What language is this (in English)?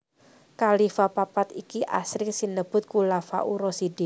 Javanese